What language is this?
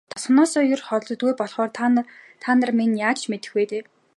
Mongolian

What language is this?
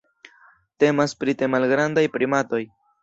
Esperanto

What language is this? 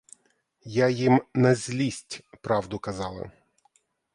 Ukrainian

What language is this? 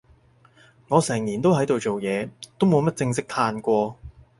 Cantonese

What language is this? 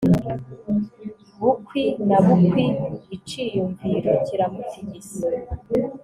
Kinyarwanda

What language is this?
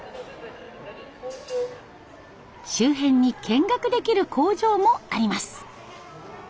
Japanese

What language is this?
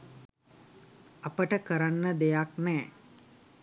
Sinhala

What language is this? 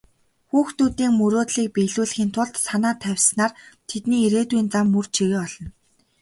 Mongolian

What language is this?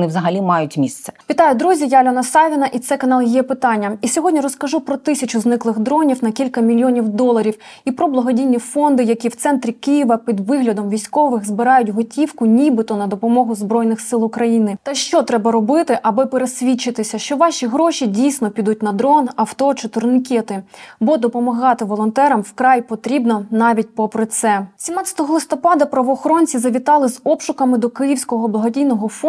Ukrainian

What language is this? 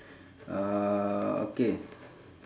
English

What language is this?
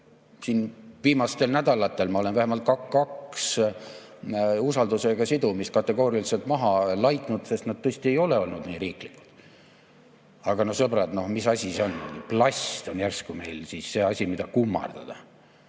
Estonian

